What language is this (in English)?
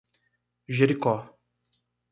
Portuguese